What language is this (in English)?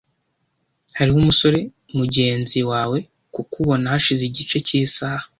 Kinyarwanda